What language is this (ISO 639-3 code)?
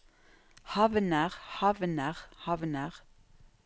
nor